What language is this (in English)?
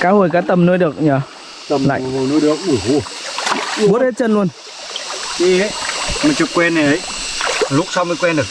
Vietnamese